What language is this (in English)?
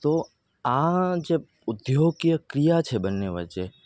Gujarati